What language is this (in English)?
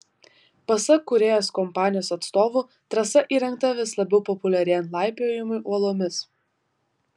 Lithuanian